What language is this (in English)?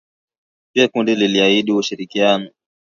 Swahili